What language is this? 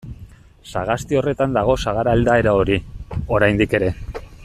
Basque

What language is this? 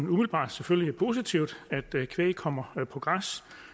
Danish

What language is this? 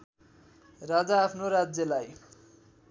Nepali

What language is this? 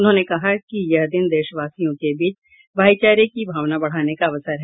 Hindi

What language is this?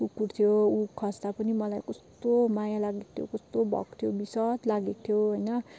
Nepali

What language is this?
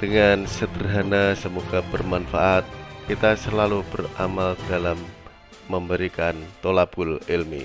Indonesian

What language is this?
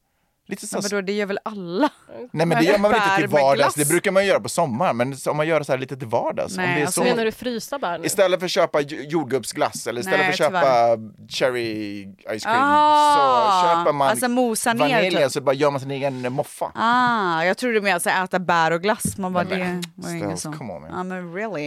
Swedish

